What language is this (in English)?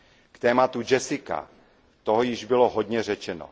Czech